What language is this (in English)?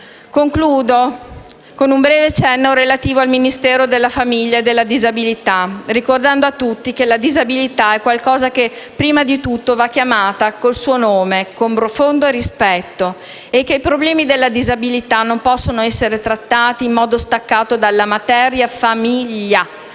Italian